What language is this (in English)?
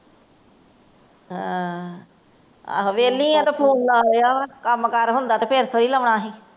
Punjabi